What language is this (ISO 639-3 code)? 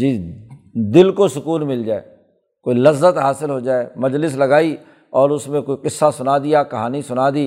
urd